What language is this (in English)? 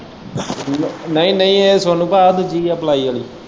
Punjabi